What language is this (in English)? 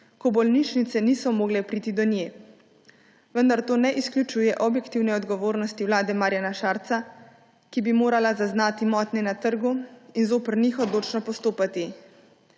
Slovenian